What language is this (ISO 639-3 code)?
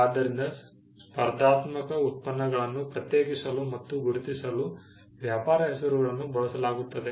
kan